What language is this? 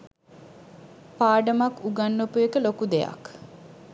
Sinhala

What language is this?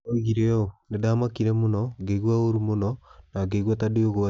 Kikuyu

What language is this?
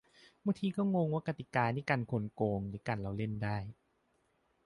Thai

